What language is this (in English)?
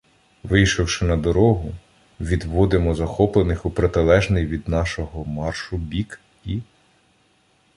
Ukrainian